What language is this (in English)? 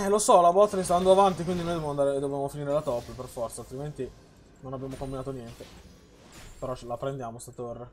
Italian